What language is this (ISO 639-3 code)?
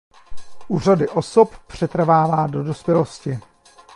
ces